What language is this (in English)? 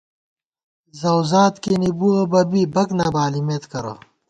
Gawar-Bati